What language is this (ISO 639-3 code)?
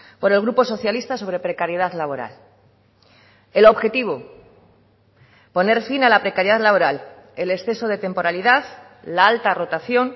spa